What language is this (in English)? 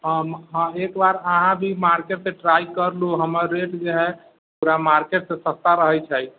Maithili